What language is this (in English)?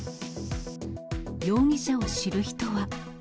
Japanese